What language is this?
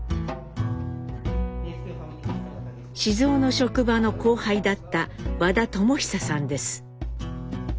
Japanese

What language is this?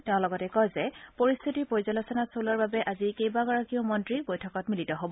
Assamese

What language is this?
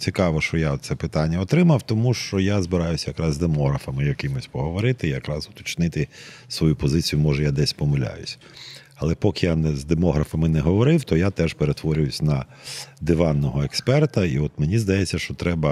Ukrainian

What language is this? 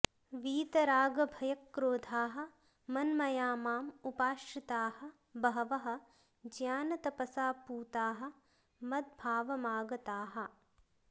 Sanskrit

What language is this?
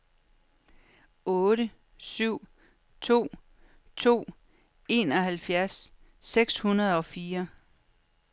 Danish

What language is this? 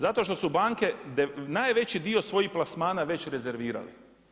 Croatian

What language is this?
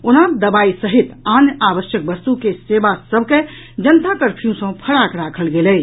Maithili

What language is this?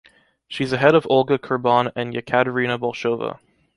English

